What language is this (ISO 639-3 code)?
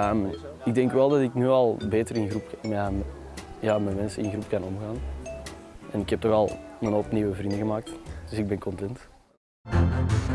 nld